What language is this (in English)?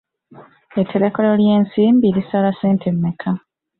Ganda